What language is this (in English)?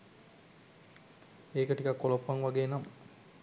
Sinhala